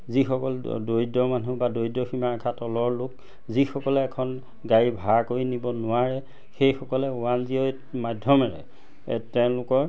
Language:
Assamese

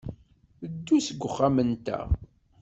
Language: Kabyle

